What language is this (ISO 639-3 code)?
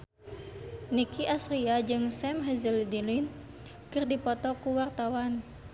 sun